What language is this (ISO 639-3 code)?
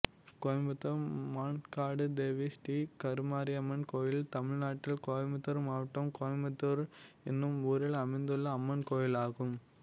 tam